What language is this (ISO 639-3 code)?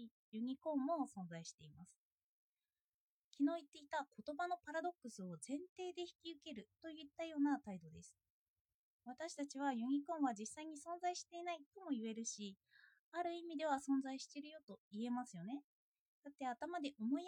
jpn